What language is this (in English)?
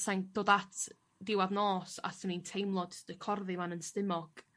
Welsh